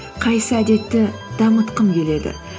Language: Kazakh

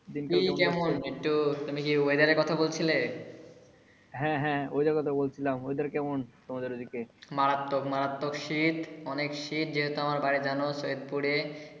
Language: Bangla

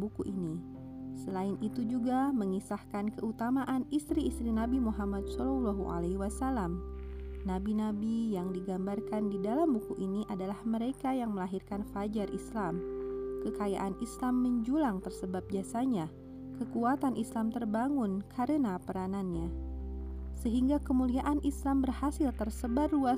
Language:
Indonesian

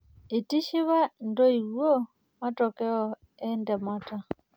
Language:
Masai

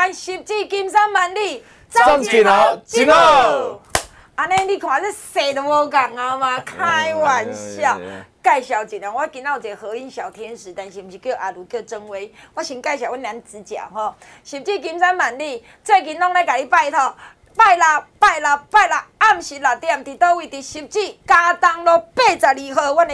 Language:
Chinese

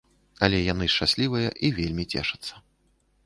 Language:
Belarusian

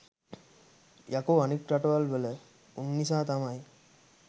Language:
Sinhala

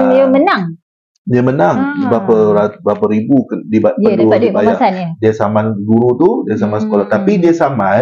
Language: Malay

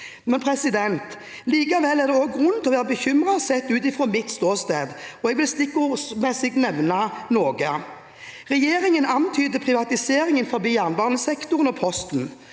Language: Norwegian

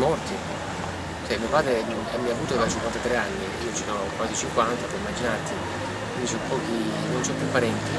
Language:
Italian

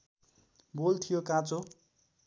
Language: Nepali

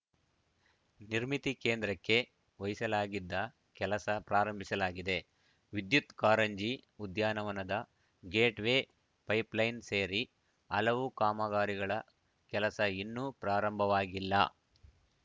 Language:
Kannada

